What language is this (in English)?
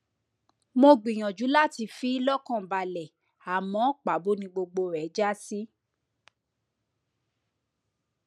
Yoruba